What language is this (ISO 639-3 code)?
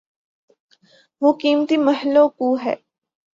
urd